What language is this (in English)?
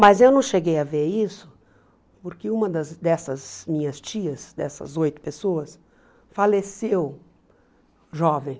Portuguese